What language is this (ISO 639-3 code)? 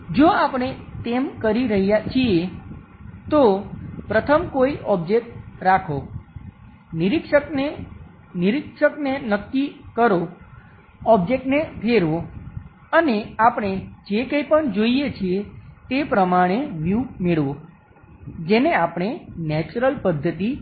guj